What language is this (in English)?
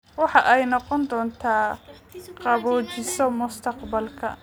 Somali